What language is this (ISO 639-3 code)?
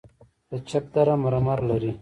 pus